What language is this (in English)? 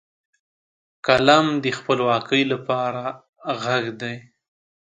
Pashto